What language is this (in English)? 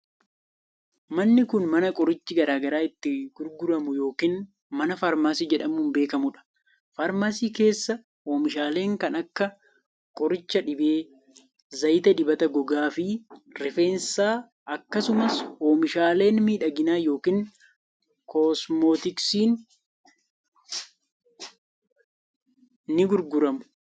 Oromo